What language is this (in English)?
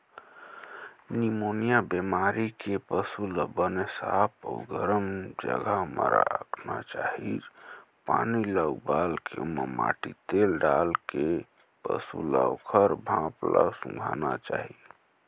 Chhattisgarhi